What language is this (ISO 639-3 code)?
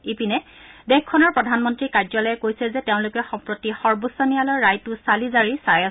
asm